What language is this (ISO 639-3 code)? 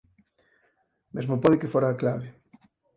glg